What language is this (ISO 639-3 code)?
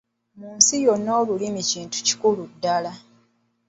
lug